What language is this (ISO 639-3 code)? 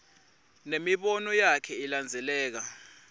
ssw